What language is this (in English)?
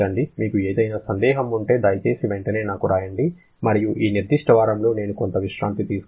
Telugu